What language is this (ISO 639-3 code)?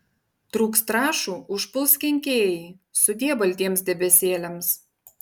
lit